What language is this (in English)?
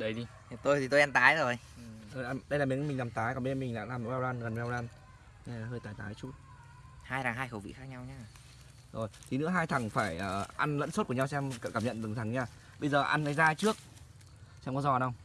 Vietnamese